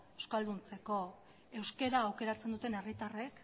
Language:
Basque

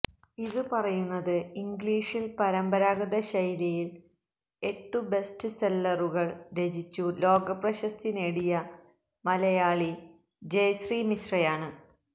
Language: Malayalam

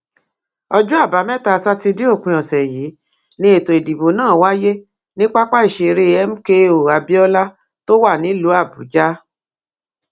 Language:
Yoruba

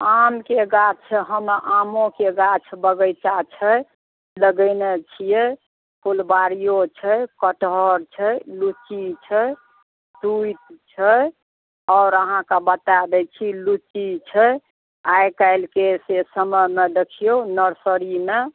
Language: Maithili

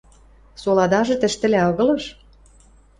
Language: Western Mari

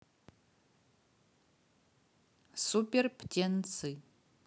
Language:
Russian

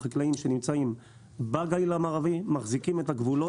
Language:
Hebrew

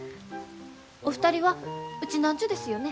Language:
Japanese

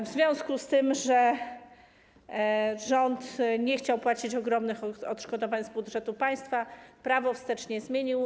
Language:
Polish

